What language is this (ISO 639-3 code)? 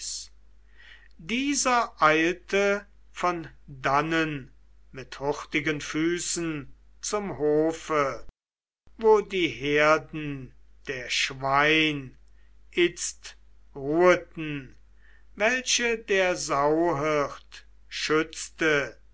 deu